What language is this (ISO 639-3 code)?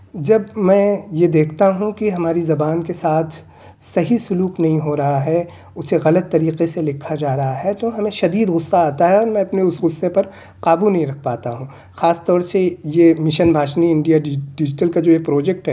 urd